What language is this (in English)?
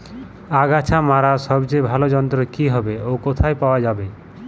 Bangla